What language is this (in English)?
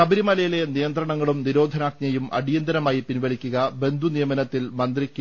Malayalam